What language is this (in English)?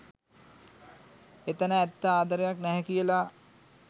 Sinhala